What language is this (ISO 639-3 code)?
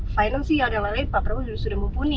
ind